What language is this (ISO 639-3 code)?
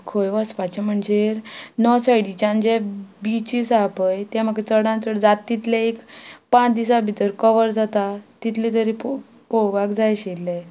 kok